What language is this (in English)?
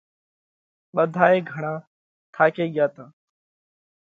Parkari Koli